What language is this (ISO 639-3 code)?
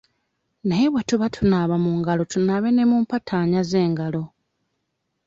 lug